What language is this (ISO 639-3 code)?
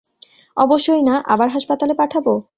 ben